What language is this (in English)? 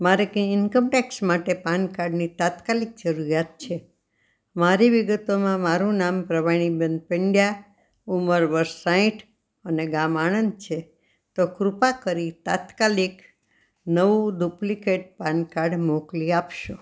Gujarati